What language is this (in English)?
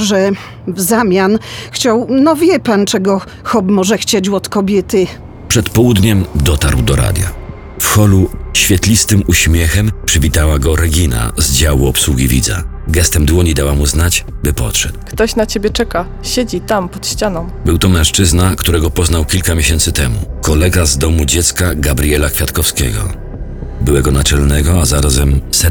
Polish